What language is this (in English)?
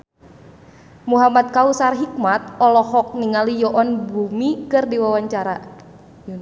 Sundanese